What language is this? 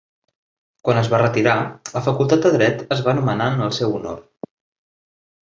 Catalan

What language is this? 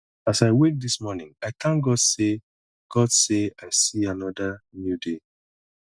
Nigerian Pidgin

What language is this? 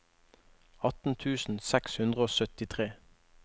Norwegian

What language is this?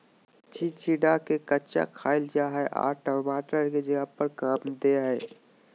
Magahi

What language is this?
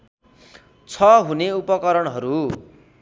Nepali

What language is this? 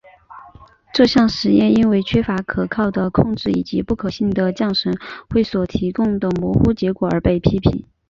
Chinese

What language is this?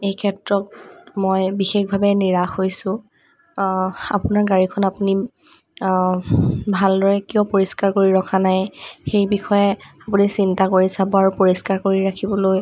Assamese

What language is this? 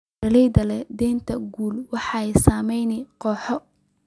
Somali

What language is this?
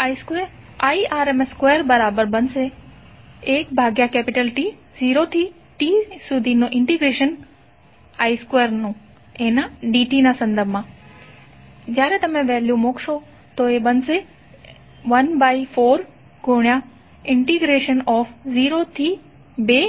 Gujarati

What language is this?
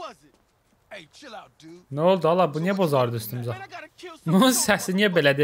Turkish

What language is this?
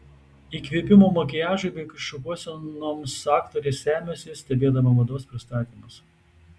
Lithuanian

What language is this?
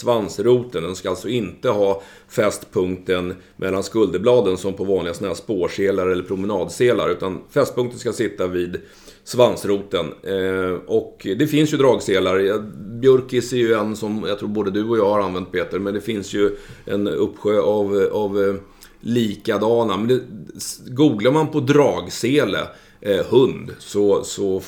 Swedish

